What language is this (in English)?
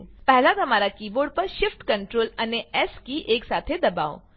Gujarati